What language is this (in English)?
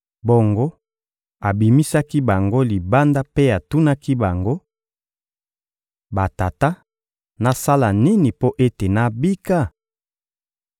Lingala